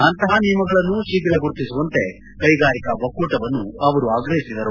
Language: Kannada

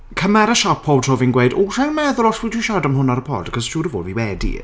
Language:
Welsh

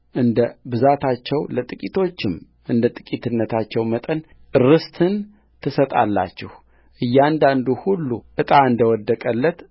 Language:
Amharic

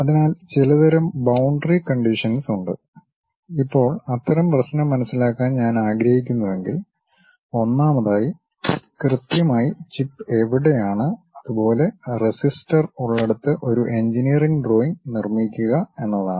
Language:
Malayalam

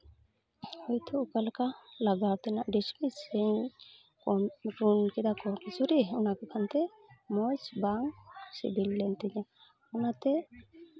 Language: Santali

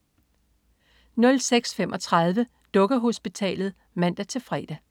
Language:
Danish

